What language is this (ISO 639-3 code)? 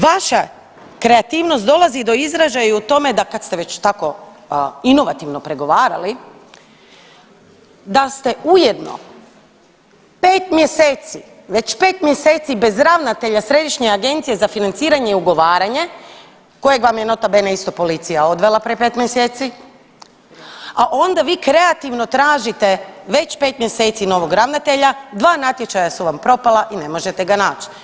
hrv